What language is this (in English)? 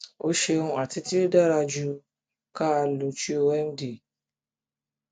Yoruba